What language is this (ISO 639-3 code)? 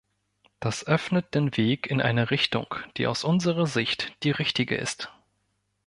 deu